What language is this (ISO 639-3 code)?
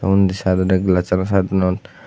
ccp